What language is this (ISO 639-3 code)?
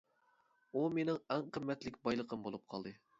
uig